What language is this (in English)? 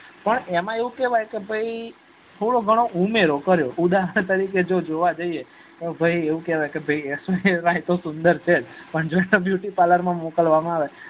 Gujarati